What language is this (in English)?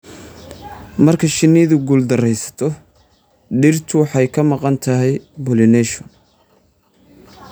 Somali